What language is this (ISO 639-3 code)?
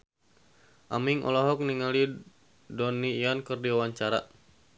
sun